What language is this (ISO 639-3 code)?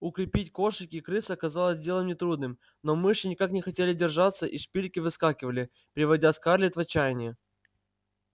rus